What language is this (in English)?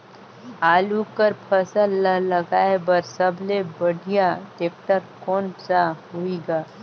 Chhattisgarhi